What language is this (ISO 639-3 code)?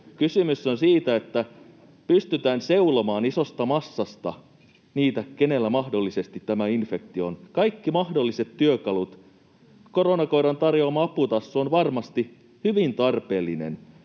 fin